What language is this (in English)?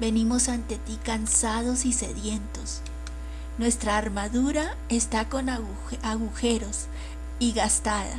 Spanish